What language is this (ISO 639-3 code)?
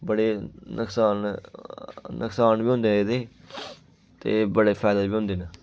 doi